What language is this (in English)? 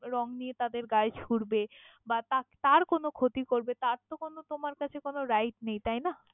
Bangla